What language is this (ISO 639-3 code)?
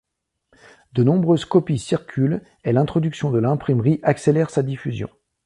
fra